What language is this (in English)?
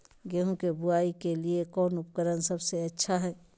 Magahi